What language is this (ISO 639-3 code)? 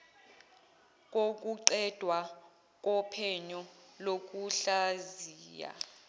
zul